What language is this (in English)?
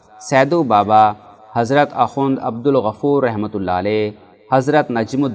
Urdu